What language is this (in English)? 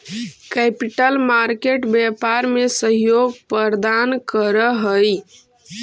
Magahi